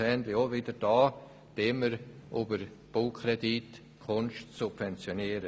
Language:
Swiss German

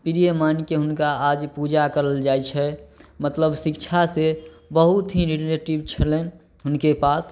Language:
Maithili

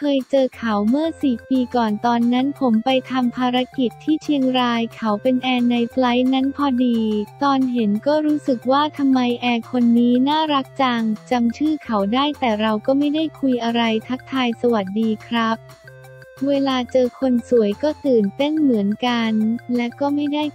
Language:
Thai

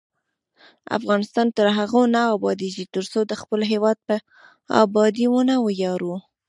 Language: Pashto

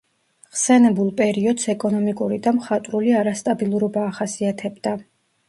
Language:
Georgian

